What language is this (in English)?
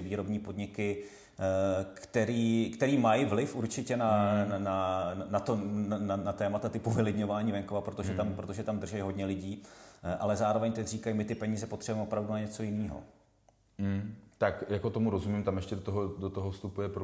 Czech